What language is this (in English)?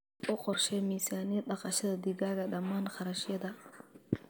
Somali